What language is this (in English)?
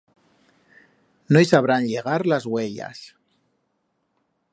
Aragonese